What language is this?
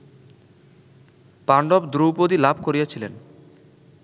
Bangla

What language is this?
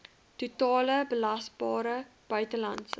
Afrikaans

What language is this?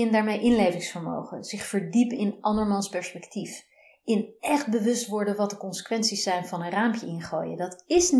Dutch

